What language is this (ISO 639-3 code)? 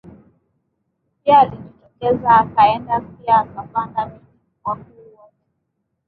swa